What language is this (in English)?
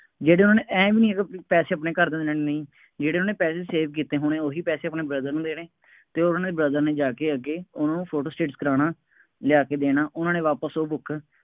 Punjabi